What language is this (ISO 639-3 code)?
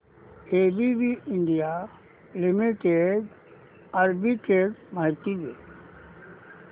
mar